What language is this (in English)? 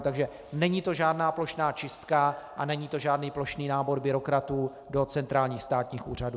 Czech